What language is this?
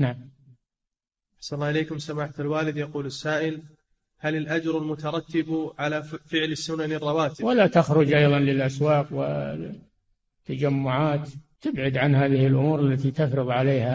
Arabic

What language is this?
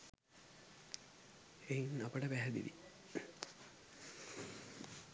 Sinhala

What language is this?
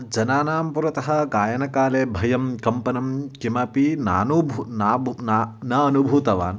Sanskrit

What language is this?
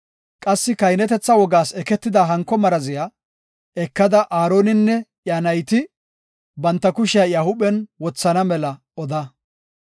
Gofa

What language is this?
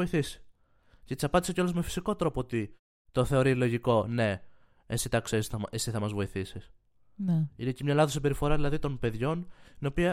Greek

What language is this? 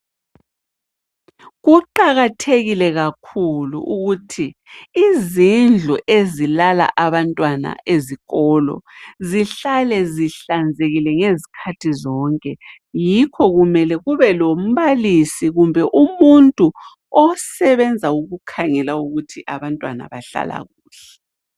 North Ndebele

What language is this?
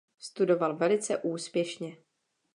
Czech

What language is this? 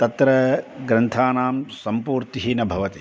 Sanskrit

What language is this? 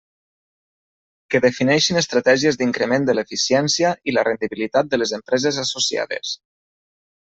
Catalan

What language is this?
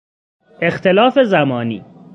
Persian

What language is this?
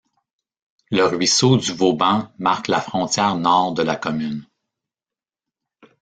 French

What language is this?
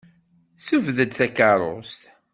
Kabyle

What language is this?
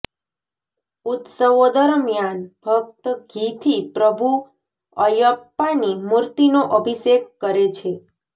Gujarati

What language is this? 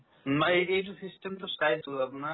Assamese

